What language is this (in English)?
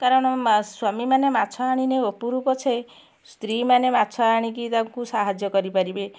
Odia